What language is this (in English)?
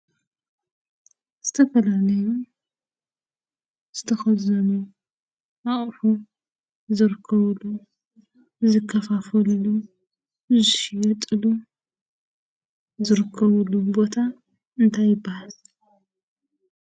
Tigrinya